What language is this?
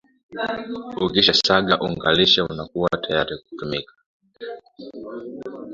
Swahili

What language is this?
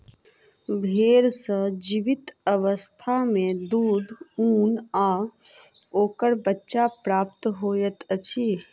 Maithili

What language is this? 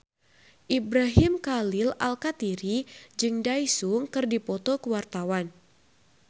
Sundanese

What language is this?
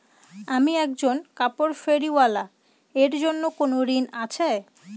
Bangla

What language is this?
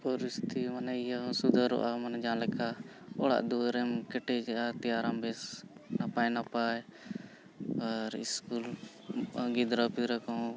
Santali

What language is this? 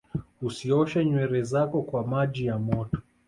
Swahili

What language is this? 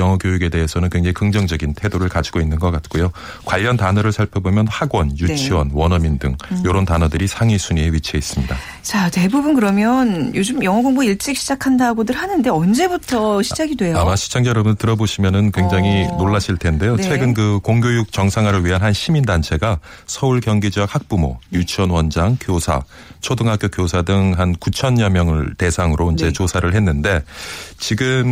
Korean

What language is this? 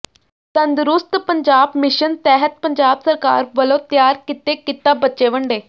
Punjabi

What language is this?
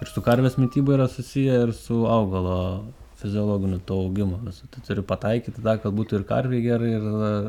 Lithuanian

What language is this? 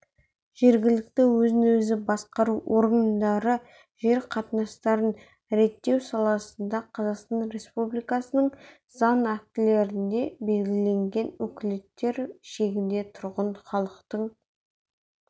Kazakh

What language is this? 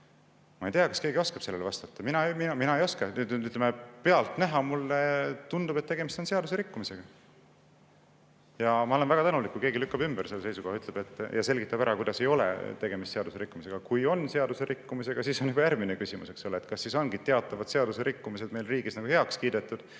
Estonian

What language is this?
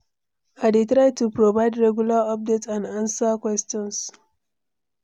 Nigerian Pidgin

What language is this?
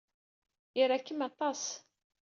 Kabyle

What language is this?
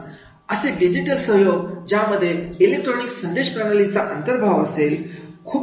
Marathi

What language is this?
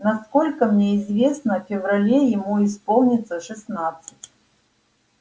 Russian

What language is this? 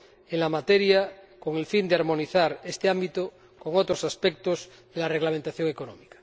Spanish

